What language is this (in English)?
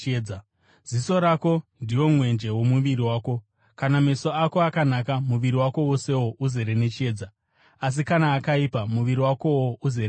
Shona